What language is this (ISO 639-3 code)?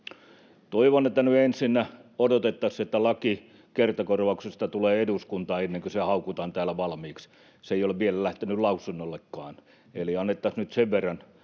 fin